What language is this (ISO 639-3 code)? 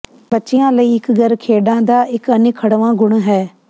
pan